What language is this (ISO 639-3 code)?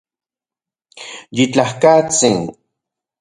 ncx